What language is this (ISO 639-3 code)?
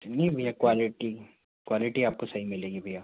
hin